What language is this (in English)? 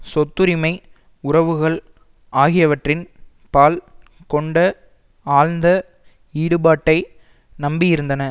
Tamil